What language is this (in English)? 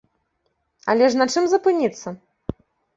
Belarusian